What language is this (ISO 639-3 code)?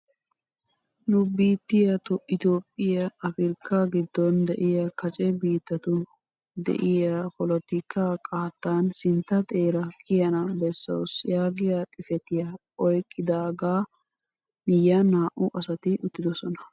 wal